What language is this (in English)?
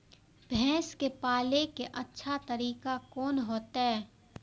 Maithili